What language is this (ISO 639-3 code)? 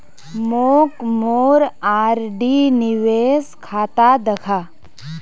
mag